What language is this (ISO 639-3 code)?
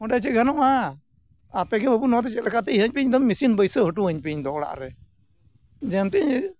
sat